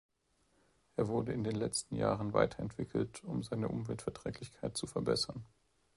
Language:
German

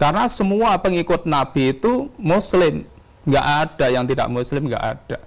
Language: Indonesian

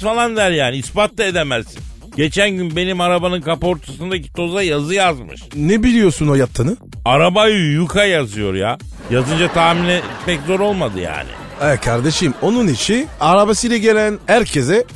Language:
Turkish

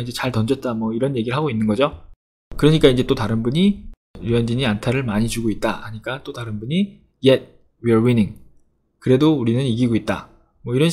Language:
Korean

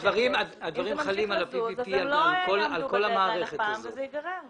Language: Hebrew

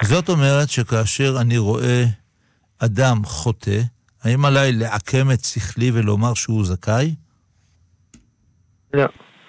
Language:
Hebrew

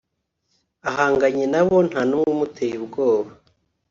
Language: Kinyarwanda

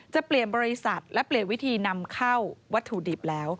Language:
Thai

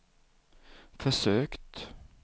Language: Swedish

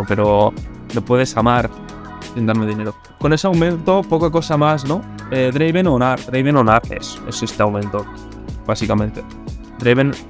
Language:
Spanish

